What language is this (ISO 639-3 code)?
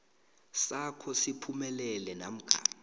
nbl